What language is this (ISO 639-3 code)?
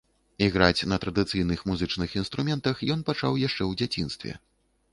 bel